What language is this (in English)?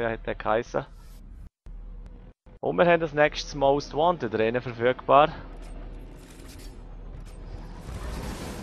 German